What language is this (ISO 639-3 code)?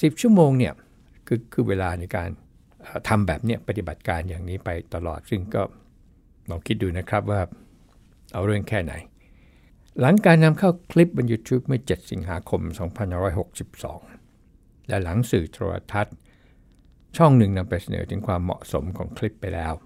tha